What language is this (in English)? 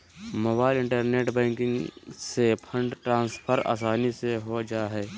Magahi